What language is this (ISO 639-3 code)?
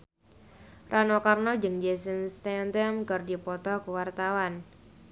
sun